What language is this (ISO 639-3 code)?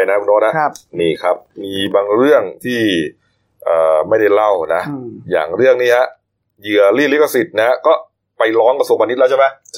tha